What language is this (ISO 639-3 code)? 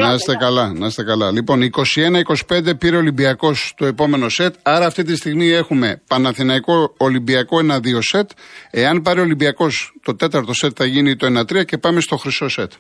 ell